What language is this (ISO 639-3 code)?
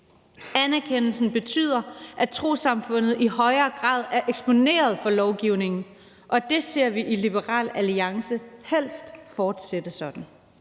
dan